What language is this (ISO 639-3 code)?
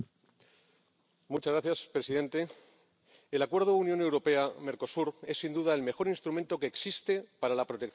spa